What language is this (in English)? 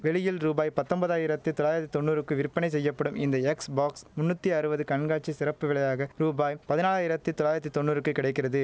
Tamil